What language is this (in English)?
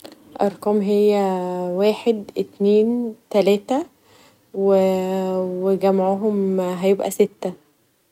Egyptian Arabic